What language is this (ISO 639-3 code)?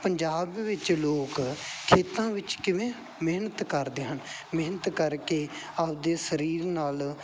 pan